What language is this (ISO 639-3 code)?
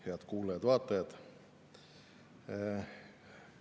est